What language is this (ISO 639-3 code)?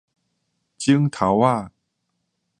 nan